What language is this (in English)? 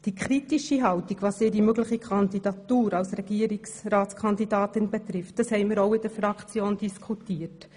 Swiss German